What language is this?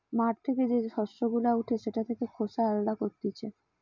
Bangla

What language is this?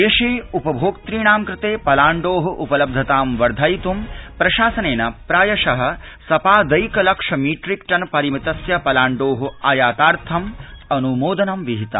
Sanskrit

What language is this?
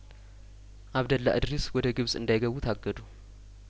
Amharic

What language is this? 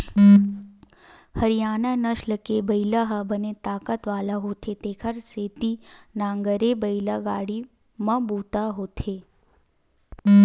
Chhattisgarhi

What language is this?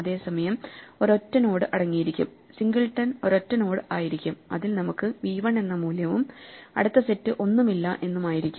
Malayalam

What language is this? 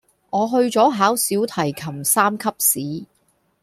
Cantonese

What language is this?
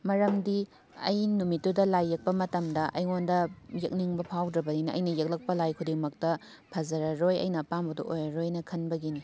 Manipuri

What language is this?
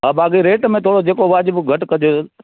Sindhi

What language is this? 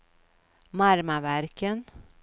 Swedish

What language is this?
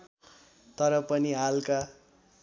Nepali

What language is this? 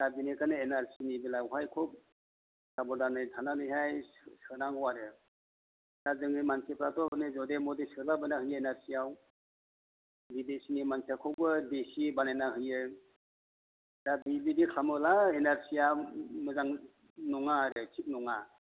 Bodo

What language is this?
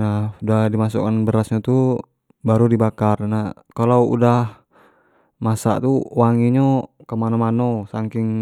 Jambi Malay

